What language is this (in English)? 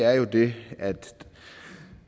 Danish